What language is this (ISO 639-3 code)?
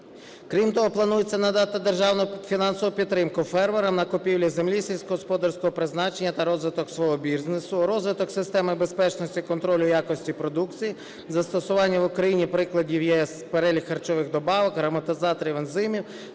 ukr